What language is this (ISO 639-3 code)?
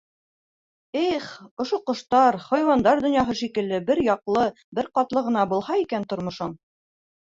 bak